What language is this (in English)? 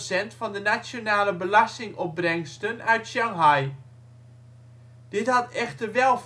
Dutch